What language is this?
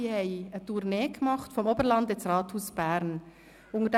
Swiss German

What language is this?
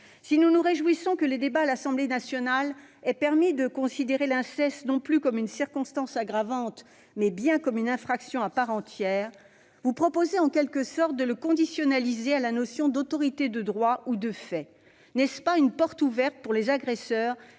French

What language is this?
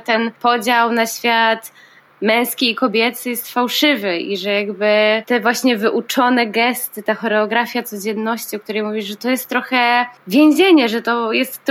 Polish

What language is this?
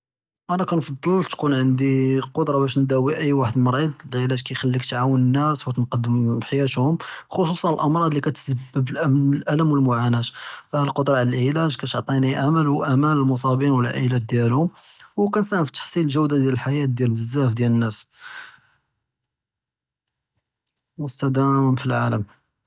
Judeo-Arabic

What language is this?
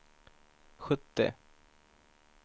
Swedish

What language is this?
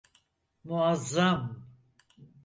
Turkish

